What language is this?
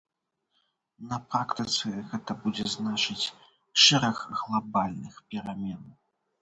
Belarusian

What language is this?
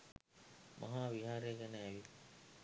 Sinhala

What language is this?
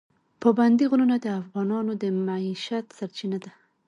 Pashto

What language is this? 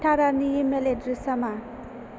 Bodo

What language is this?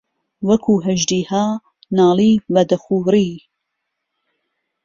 Central Kurdish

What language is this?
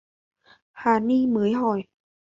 Vietnamese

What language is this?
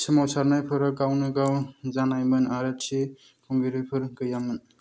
Bodo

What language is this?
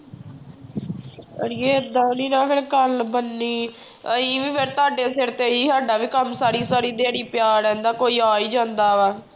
Punjabi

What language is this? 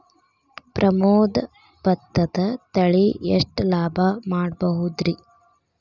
Kannada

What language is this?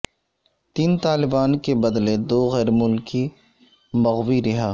Urdu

